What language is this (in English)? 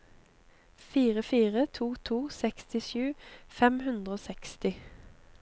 Norwegian